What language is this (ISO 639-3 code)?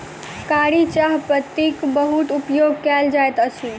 mai